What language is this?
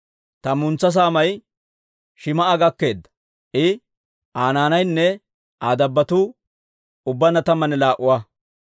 Dawro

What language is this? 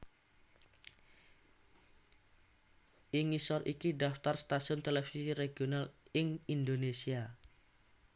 Javanese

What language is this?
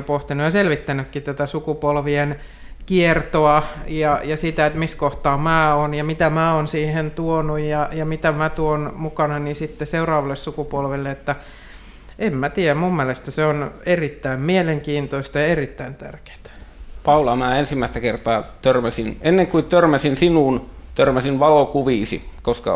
Finnish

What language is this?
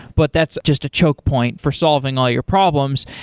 English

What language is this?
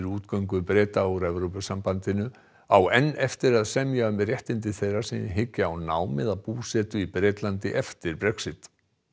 Icelandic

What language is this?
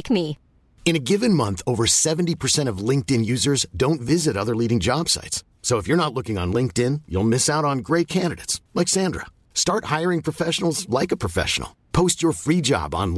Filipino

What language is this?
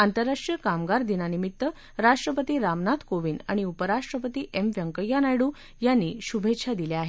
Marathi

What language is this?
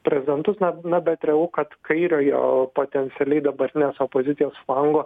Lithuanian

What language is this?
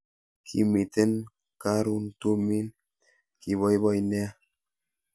Kalenjin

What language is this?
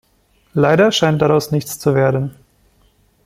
German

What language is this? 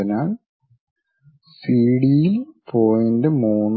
Malayalam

